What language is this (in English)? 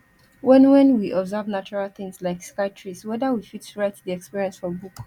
Nigerian Pidgin